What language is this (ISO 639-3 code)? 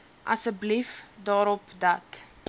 afr